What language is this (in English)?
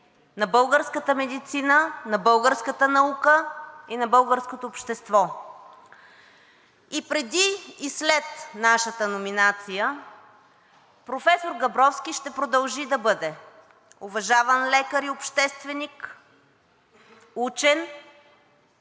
Bulgarian